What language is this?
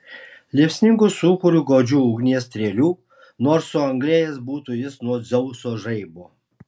Lithuanian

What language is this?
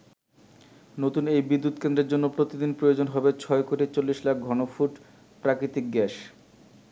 Bangla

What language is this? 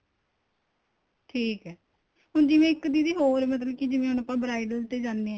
Punjabi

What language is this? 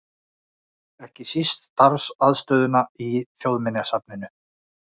Icelandic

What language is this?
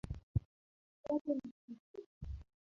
Swahili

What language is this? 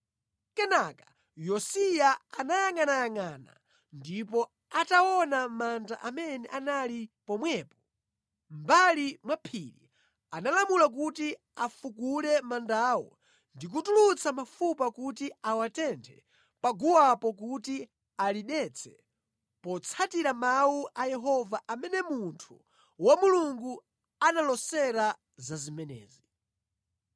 Nyanja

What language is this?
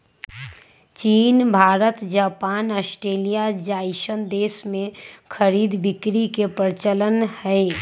Magahi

